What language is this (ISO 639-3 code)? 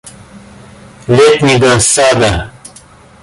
rus